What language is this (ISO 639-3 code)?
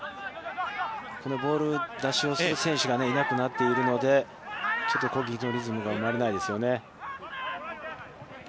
jpn